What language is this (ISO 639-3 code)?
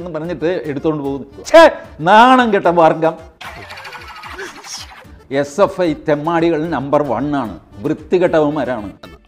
mal